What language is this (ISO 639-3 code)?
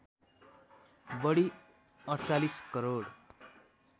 nep